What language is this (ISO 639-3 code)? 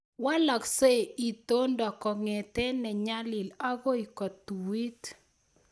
kln